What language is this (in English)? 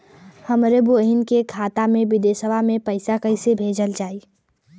Bhojpuri